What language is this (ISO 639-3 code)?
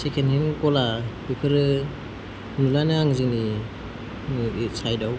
brx